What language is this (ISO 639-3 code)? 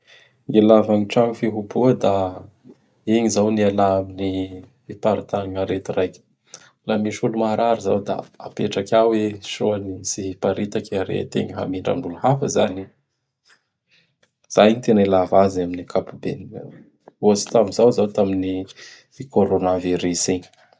bhr